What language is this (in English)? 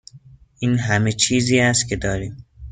Persian